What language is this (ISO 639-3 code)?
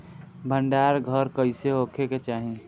bho